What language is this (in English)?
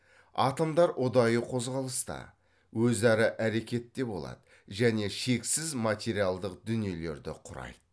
Kazakh